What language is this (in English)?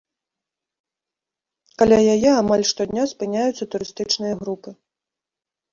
Belarusian